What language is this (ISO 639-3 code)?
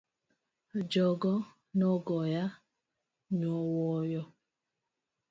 luo